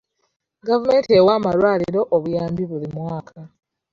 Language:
Ganda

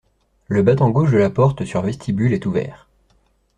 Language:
French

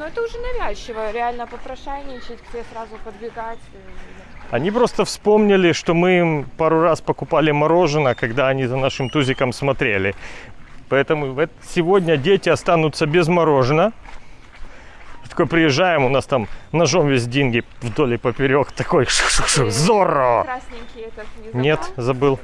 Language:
Russian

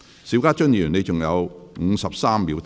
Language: Cantonese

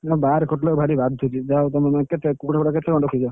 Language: Odia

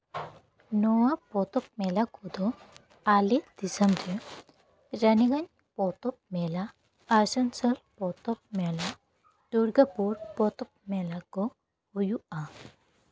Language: Santali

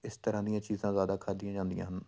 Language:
Punjabi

